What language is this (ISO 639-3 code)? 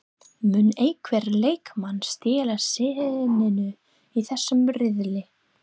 isl